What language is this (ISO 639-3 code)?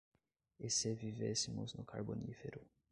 por